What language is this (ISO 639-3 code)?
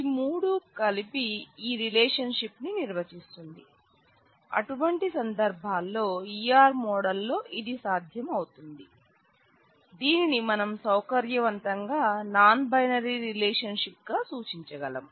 tel